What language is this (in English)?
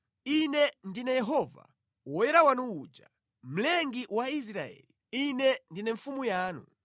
Nyanja